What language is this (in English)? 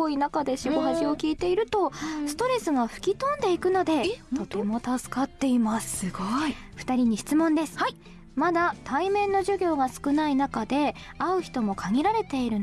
Japanese